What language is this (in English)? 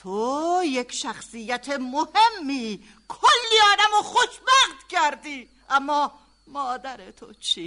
Persian